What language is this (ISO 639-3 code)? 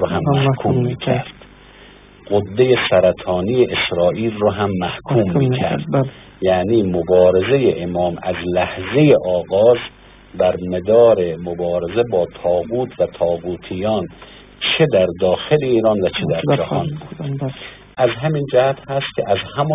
fas